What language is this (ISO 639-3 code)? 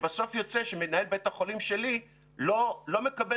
heb